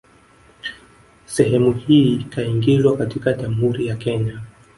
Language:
Swahili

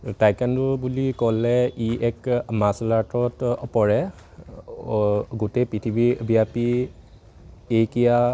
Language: Assamese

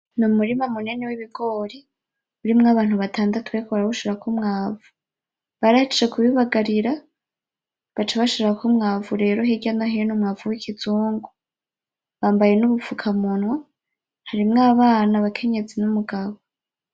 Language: Rundi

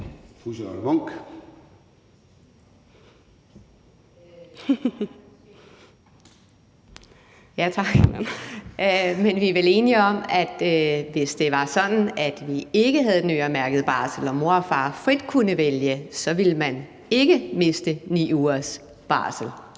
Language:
Danish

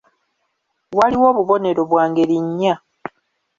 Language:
Ganda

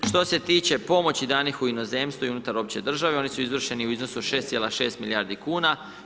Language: Croatian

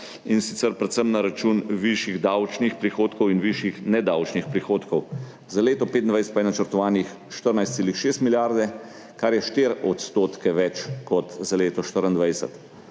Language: Slovenian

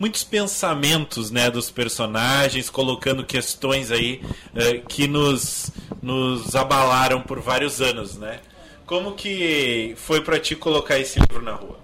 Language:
Portuguese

